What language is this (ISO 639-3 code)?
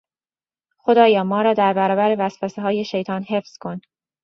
fas